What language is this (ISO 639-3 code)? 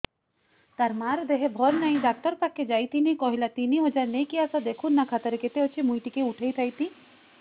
ori